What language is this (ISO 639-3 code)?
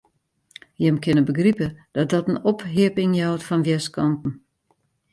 fry